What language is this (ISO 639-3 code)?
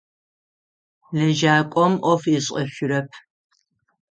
ady